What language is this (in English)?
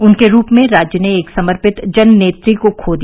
Hindi